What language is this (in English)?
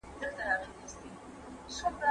Pashto